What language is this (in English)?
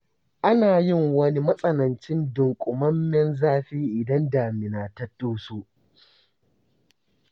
Hausa